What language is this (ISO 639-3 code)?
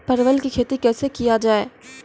mai